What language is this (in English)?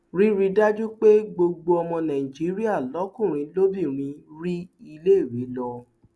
Yoruba